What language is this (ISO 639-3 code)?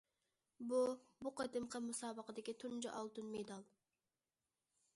uig